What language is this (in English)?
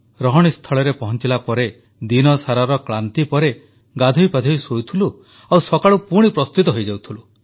Odia